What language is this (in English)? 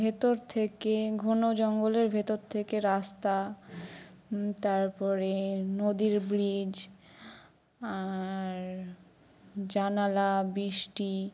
Bangla